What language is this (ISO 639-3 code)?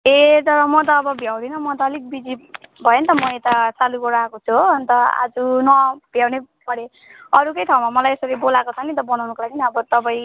nep